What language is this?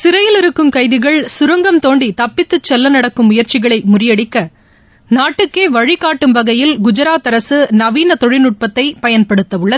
Tamil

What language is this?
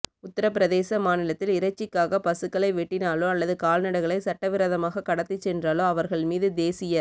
Tamil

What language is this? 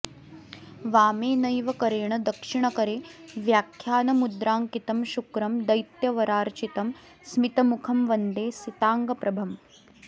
Sanskrit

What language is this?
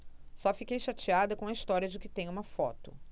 Portuguese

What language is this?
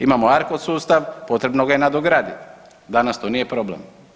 Croatian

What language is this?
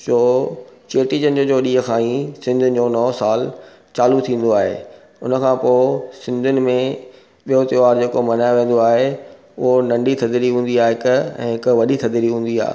Sindhi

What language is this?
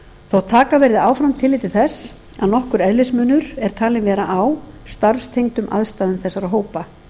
Icelandic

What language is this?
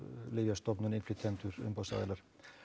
Icelandic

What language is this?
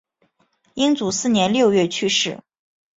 Chinese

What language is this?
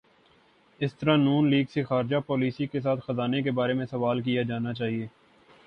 Urdu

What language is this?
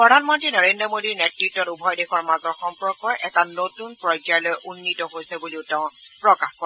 Assamese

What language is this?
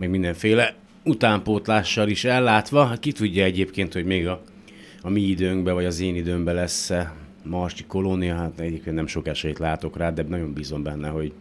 Hungarian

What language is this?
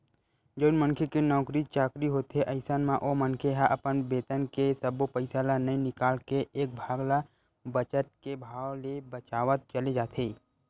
Chhattisgarhi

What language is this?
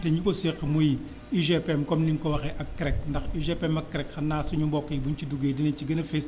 Wolof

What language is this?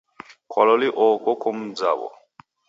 Taita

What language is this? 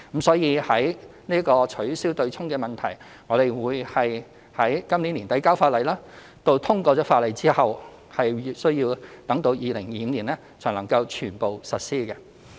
Cantonese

